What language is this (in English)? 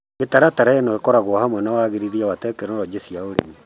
Kikuyu